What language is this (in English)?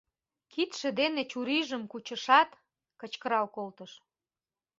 Mari